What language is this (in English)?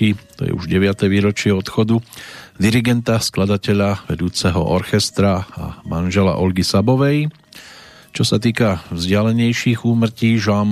Slovak